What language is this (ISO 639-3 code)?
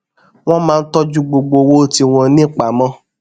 yor